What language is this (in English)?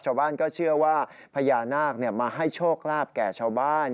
Thai